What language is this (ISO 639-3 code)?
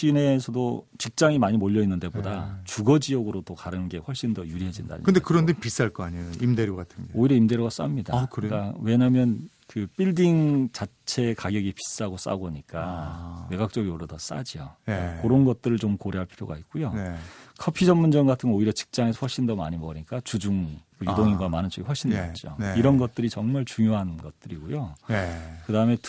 kor